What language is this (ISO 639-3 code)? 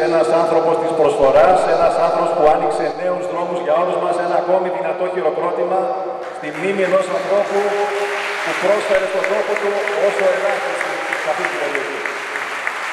ell